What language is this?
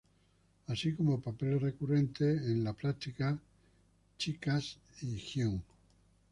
Spanish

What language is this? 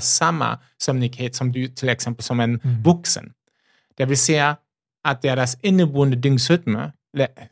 Swedish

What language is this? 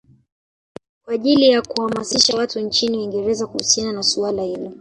Swahili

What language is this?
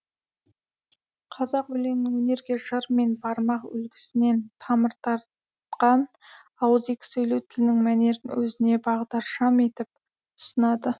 Kazakh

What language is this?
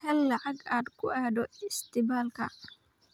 Somali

